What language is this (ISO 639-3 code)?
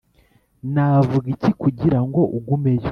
kin